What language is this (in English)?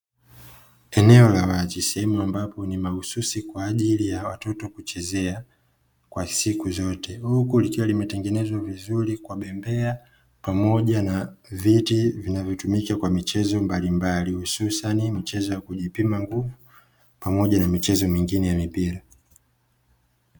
Swahili